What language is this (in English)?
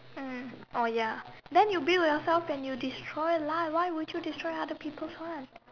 English